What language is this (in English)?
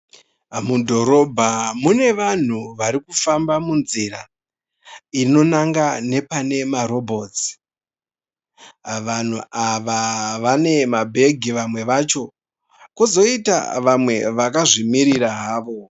Shona